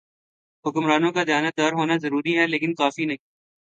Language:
Urdu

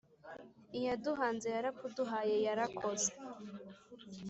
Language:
Kinyarwanda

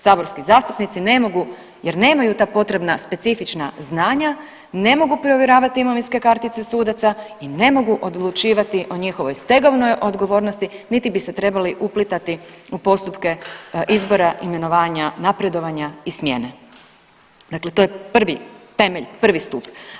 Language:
Croatian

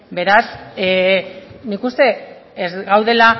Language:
Basque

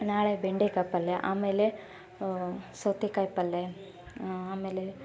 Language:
Kannada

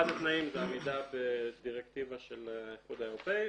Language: Hebrew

